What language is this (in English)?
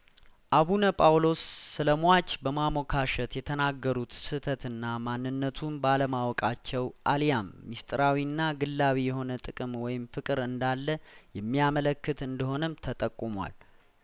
Amharic